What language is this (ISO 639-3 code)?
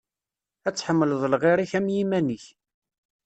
kab